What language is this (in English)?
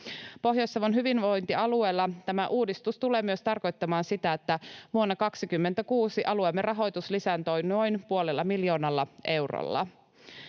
Finnish